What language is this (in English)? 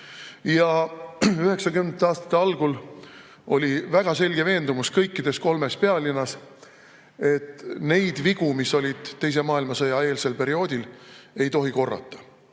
Estonian